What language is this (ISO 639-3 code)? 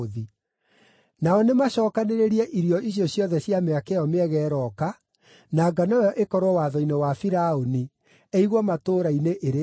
kik